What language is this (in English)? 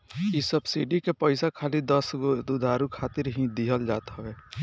Bhojpuri